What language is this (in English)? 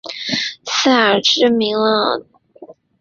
Chinese